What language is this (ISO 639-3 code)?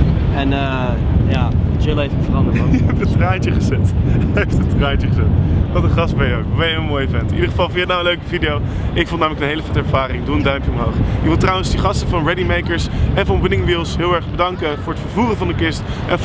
nld